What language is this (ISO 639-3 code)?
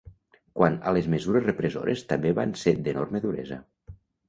cat